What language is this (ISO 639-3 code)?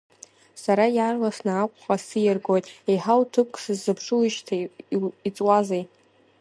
abk